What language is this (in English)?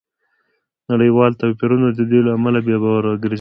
Pashto